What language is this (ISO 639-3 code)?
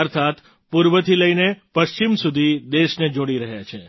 guj